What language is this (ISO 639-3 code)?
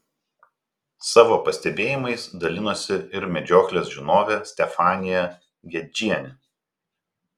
lit